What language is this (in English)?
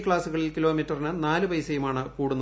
Malayalam